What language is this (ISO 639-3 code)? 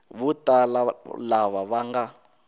tso